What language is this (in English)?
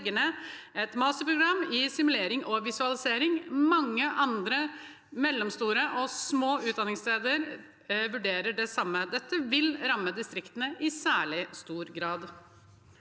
Norwegian